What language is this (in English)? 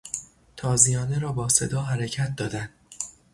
Persian